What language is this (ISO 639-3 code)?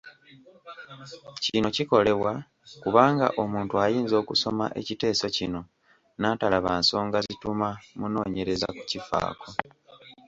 lug